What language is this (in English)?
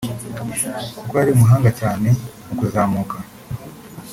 Kinyarwanda